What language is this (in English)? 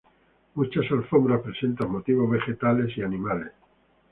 Spanish